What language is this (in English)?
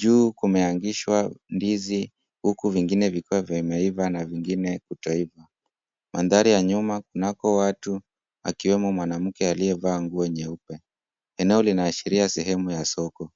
Swahili